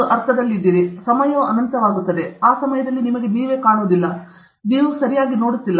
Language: Kannada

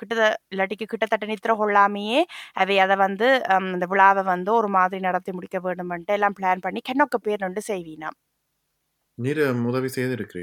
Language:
Tamil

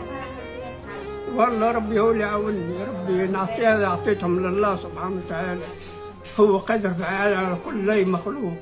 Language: Arabic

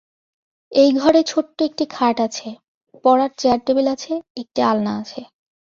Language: Bangla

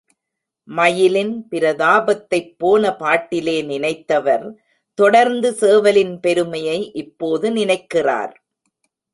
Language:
Tamil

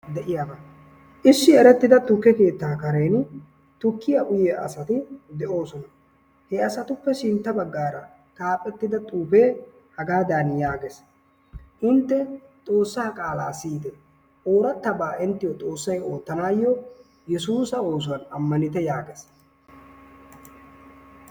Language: Wolaytta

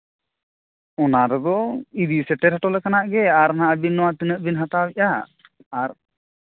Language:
Santali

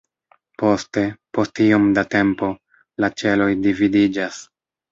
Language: Esperanto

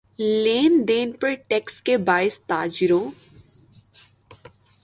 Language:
Urdu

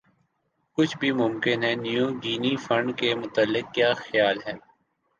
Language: Urdu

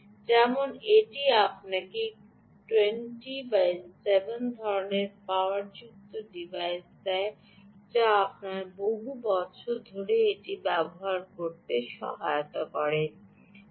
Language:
Bangla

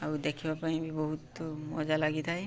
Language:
Odia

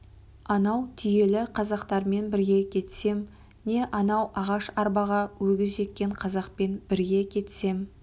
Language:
Kazakh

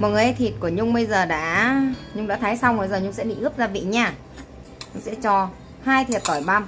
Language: Vietnamese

